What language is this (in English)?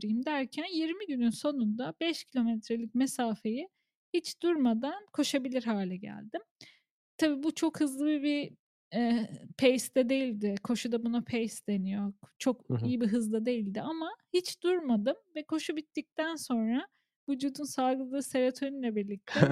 Turkish